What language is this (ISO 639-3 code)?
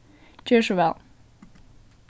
fao